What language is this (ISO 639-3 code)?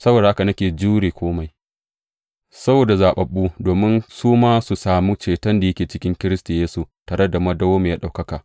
hau